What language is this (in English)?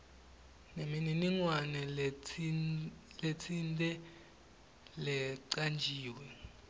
Swati